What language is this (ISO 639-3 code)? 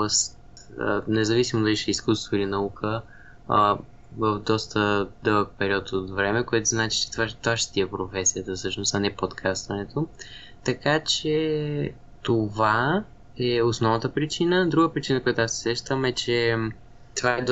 bul